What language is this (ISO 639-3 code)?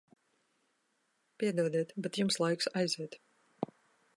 lav